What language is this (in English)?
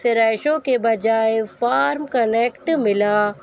Urdu